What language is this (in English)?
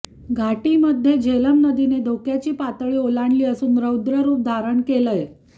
Marathi